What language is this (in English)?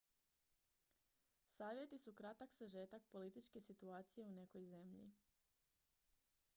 Croatian